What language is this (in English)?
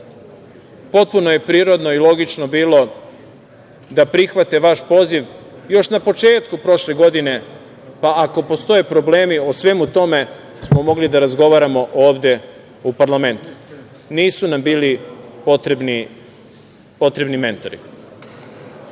Serbian